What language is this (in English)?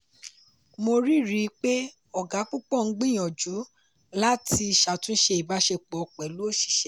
Yoruba